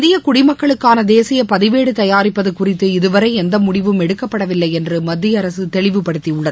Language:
Tamil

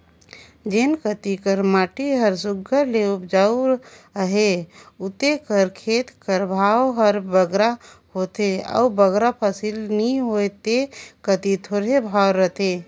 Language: Chhattisgarhi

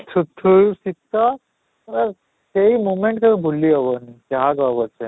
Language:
Odia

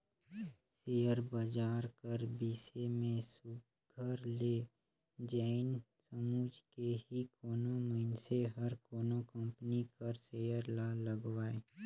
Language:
Chhattisgarhi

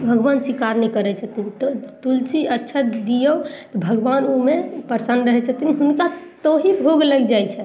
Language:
Maithili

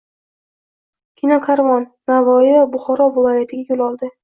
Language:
Uzbek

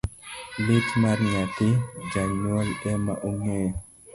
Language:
Luo (Kenya and Tanzania)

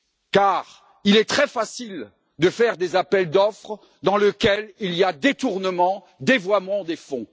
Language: French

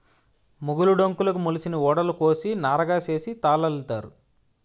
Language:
Telugu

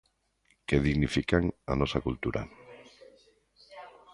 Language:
Galician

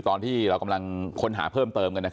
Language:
Thai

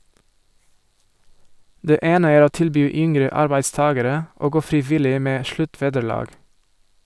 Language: Norwegian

